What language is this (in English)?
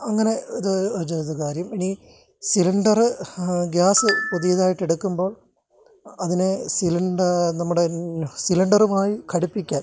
Malayalam